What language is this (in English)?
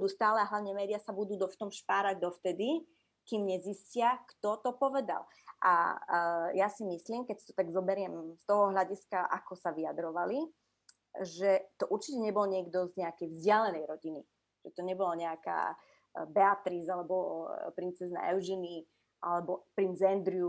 Slovak